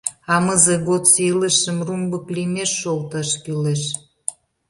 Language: Mari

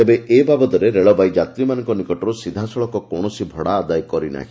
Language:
Odia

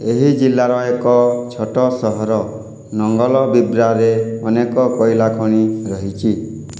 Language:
Odia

